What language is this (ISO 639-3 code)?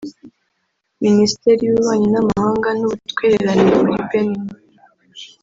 kin